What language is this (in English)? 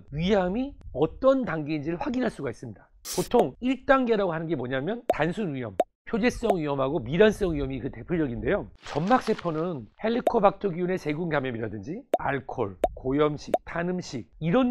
Korean